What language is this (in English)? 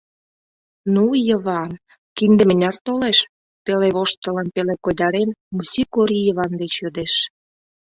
Mari